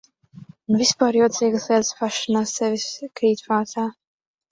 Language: Latvian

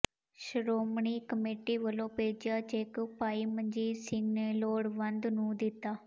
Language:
Punjabi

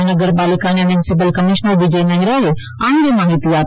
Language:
Gujarati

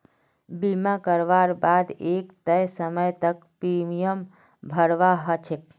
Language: Magahi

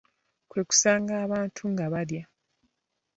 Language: Ganda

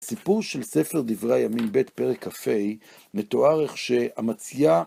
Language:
Hebrew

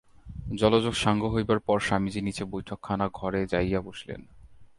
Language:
Bangla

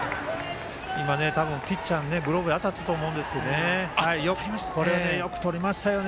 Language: Japanese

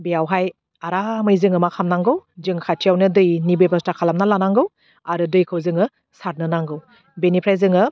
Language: Bodo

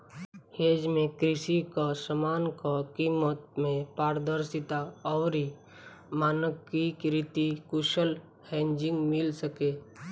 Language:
Bhojpuri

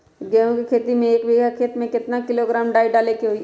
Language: Magahi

